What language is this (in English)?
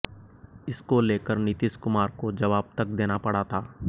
Hindi